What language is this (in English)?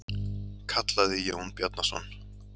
Icelandic